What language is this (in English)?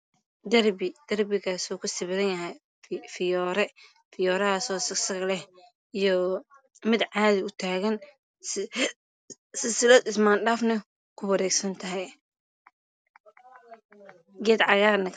Somali